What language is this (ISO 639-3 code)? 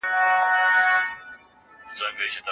pus